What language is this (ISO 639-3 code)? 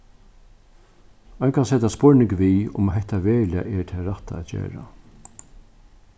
fao